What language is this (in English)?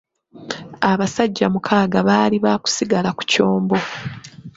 Ganda